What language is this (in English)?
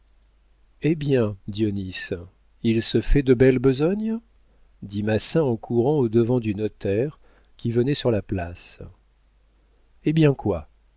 French